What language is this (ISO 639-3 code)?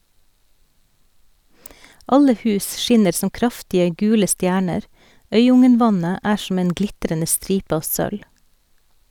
nor